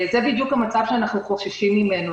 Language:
Hebrew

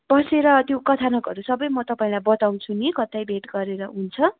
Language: Nepali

